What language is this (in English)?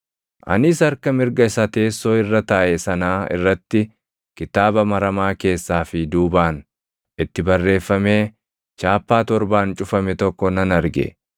Oromo